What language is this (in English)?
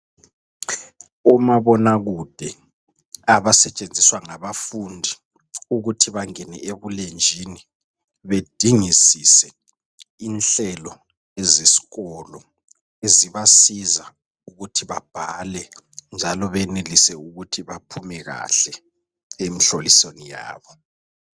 North Ndebele